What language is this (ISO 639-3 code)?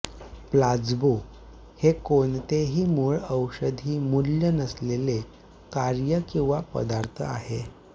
mar